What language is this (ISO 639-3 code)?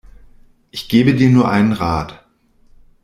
deu